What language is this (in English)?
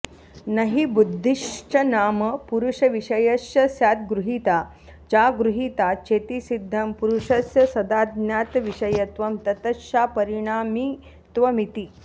Sanskrit